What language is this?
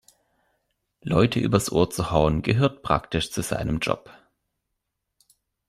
German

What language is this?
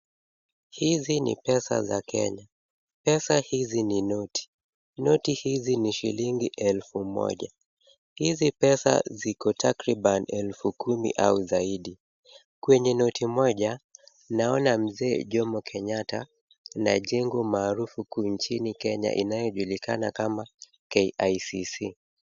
Swahili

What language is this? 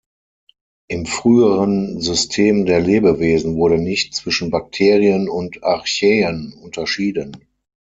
German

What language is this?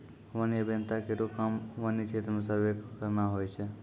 Maithili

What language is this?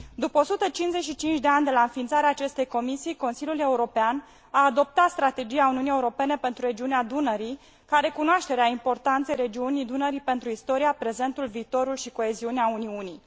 Romanian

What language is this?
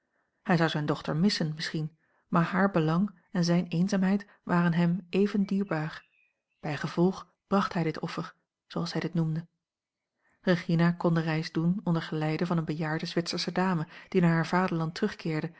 Dutch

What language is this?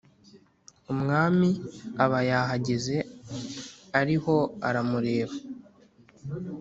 Kinyarwanda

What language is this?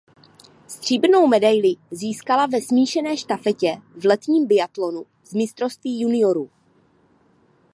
Czech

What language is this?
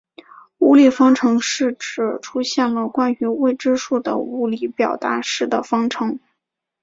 Chinese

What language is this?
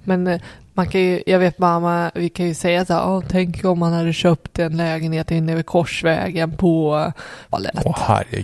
Swedish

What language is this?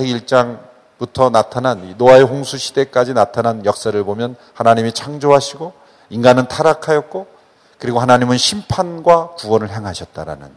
Korean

